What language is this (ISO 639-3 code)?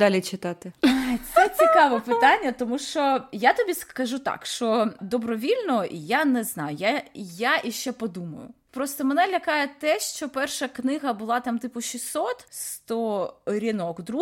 ukr